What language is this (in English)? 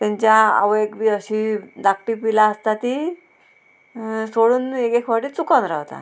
Konkani